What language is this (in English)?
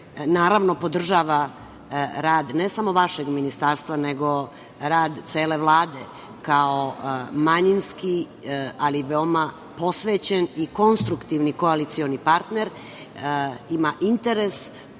Serbian